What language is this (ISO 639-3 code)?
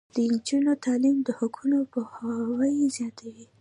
pus